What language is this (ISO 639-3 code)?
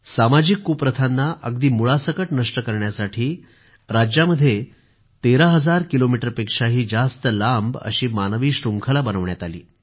mar